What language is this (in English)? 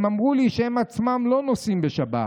Hebrew